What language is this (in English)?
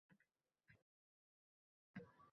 Uzbek